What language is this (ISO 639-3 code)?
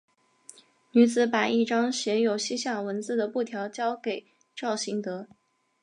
zho